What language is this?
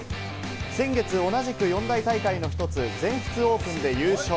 Japanese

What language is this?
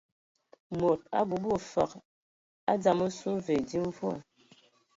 Ewondo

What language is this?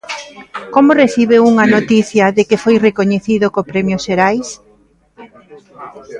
Galician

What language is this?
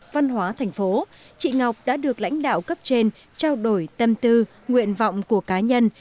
Vietnamese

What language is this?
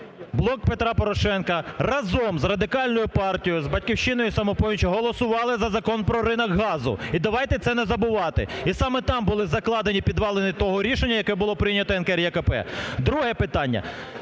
Ukrainian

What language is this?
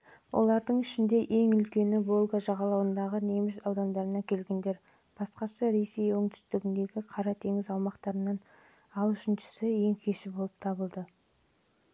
Kazakh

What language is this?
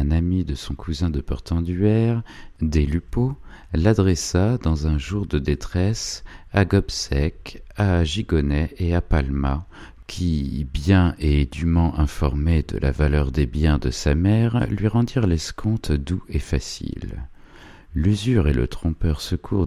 French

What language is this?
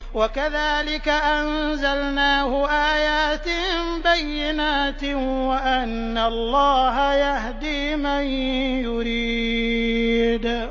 Arabic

